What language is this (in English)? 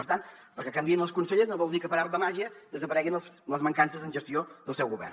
Catalan